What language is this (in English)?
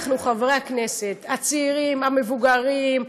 Hebrew